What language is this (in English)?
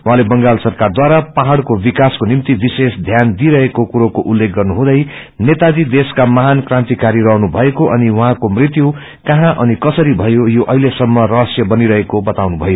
Nepali